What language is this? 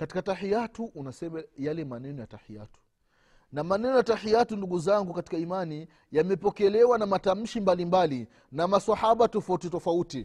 Swahili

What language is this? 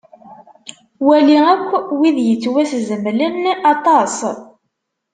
Kabyle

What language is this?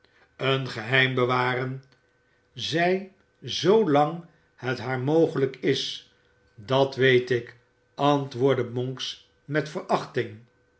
Dutch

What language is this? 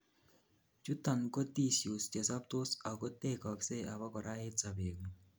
Kalenjin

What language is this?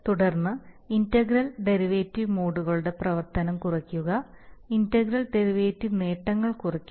Malayalam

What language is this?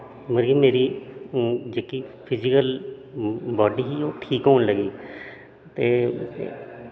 Dogri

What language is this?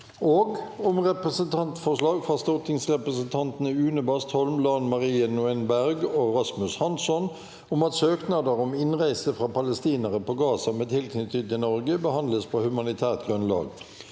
Norwegian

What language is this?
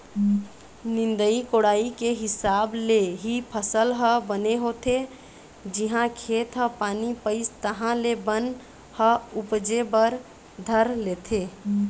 Chhattisgarhi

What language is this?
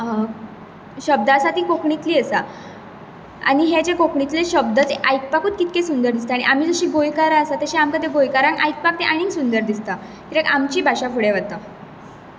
Konkani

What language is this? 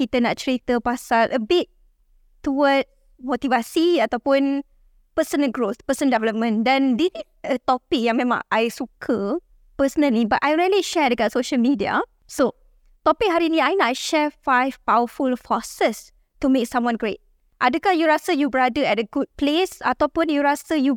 Malay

